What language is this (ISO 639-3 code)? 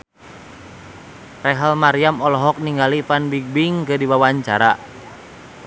sun